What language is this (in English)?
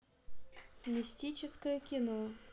Russian